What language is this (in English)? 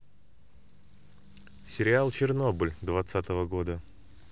Russian